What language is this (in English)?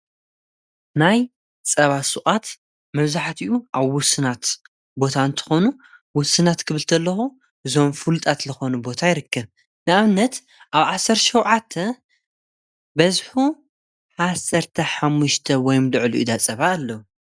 Tigrinya